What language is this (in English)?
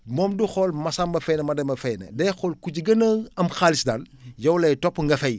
Wolof